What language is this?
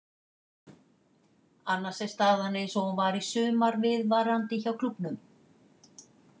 Icelandic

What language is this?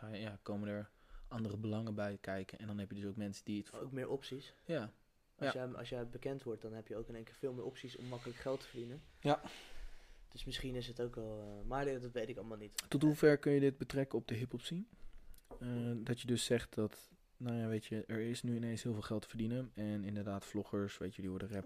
Dutch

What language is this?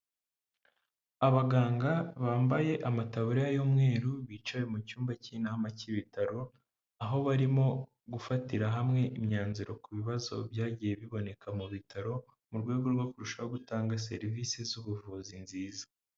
Kinyarwanda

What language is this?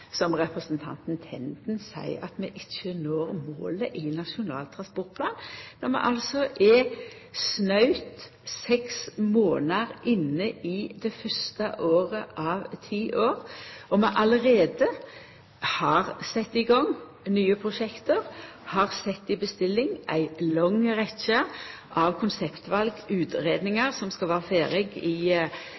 Norwegian Nynorsk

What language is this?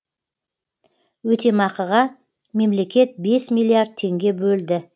Kazakh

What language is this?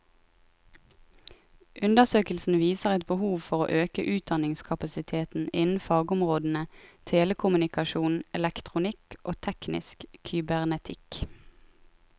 Norwegian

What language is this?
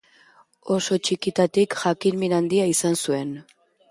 Basque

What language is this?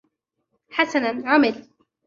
Arabic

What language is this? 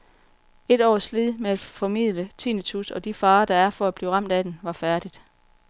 Danish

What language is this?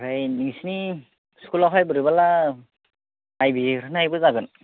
Bodo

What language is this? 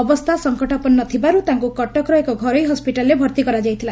Odia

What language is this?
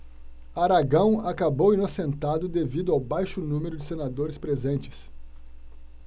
Portuguese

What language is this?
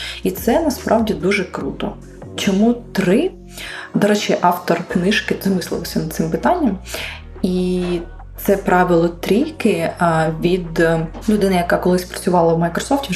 Ukrainian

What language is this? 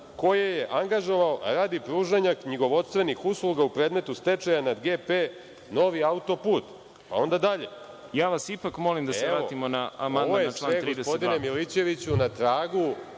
Serbian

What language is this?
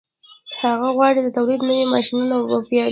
Pashto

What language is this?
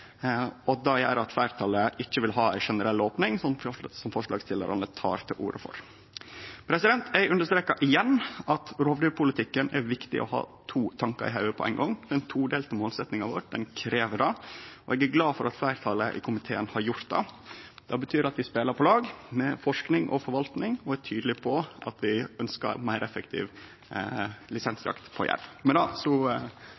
Norwegian Nynorsk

